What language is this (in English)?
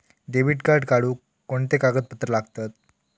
Marathi